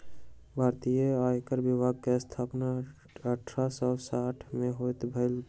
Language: Maithili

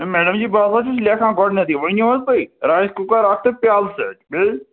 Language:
Kashmiri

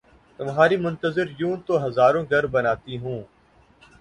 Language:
Urdu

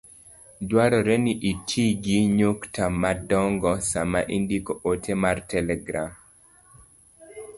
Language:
Luo (Kenya and Tanzania)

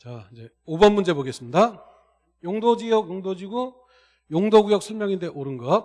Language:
Korean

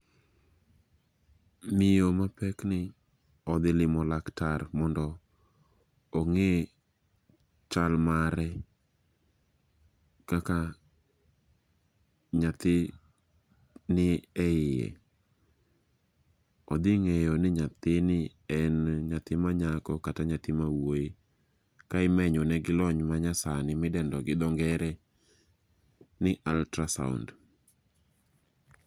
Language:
Luo (Kenya and Tanzania)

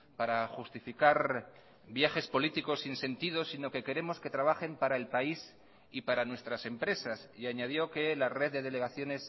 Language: Spanish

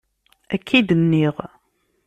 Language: Kabyle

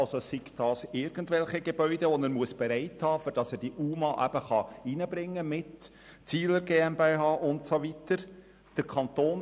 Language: Swiss German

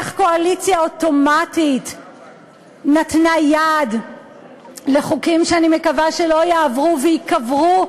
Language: Hebrew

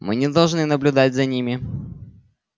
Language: Russian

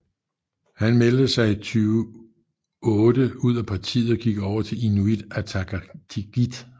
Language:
Danish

